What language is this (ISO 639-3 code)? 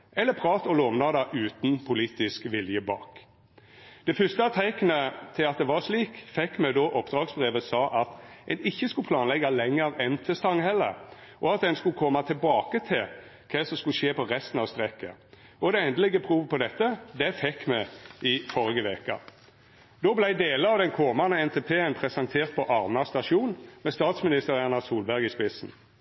nno